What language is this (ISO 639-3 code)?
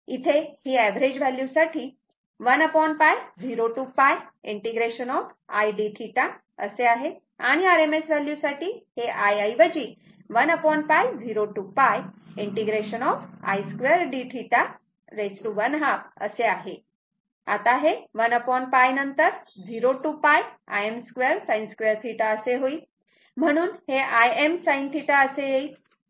mar